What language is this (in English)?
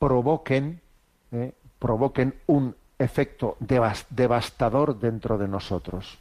Spanish